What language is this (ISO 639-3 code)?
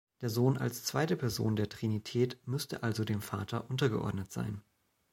deu